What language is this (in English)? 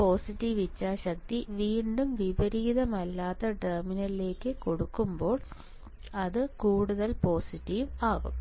Malayalam